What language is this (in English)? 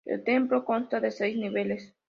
Spanish